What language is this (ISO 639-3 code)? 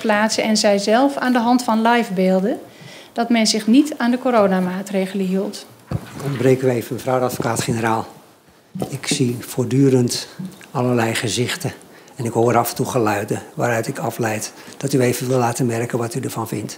nld